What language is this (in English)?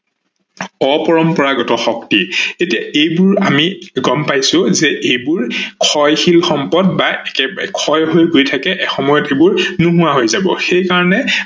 Assamese